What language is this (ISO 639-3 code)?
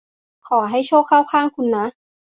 tha